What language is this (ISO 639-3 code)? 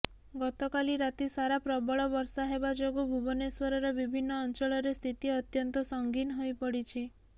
ori